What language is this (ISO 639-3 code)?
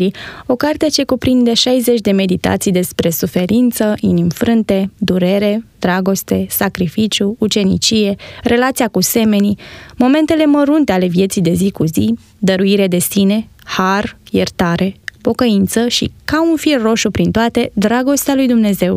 ron